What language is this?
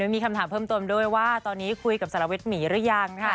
Thai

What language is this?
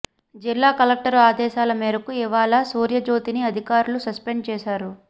Telugu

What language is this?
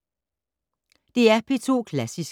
Danish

